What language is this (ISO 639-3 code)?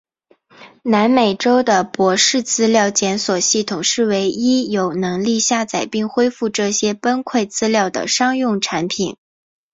zho